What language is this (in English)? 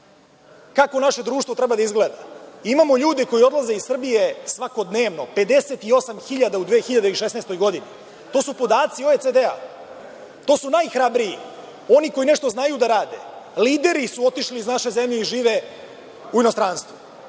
Serbian